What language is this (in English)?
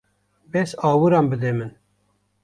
Kurdish